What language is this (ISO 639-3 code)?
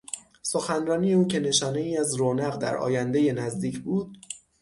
fas